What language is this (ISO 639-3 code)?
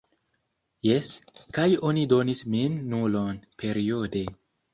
epo